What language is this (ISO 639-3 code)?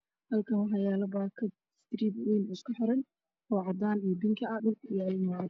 som